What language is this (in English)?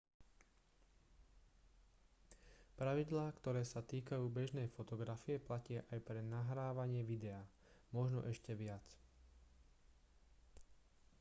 Slovak